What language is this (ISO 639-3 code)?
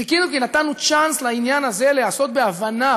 heb